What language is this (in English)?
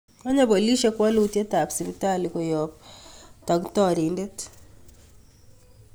Kalenjin